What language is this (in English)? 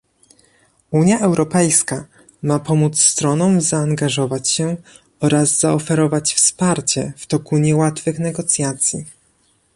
Polish